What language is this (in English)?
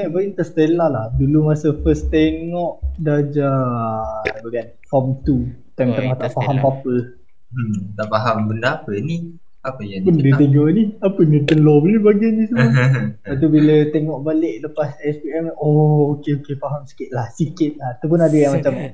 Malay